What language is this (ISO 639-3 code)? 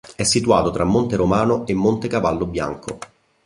ita